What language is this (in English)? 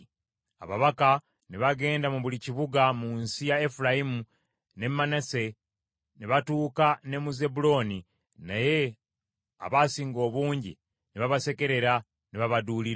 Ganda